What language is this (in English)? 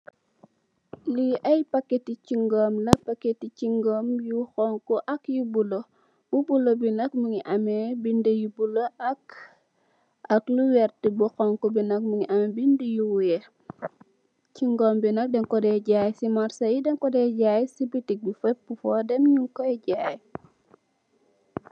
Wolof